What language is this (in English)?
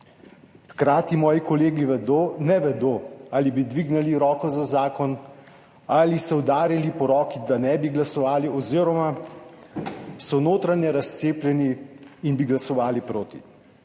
Slovenian